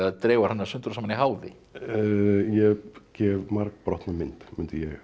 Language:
Icelandic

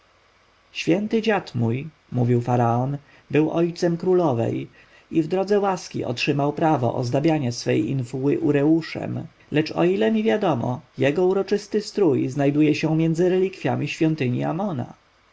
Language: Polish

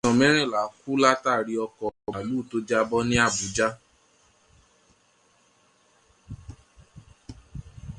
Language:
Yoruba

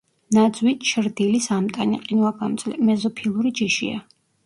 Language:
Georgian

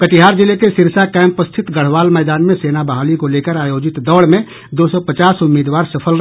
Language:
Hindi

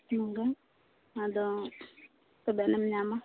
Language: Santali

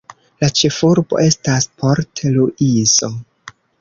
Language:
Esperanto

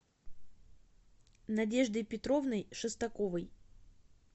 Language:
Russian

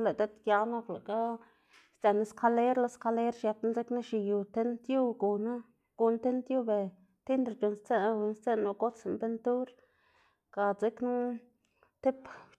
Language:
Xanaguía Zapotec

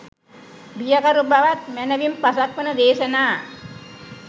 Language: Sinhala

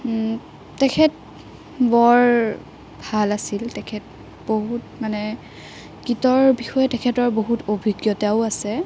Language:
Assamese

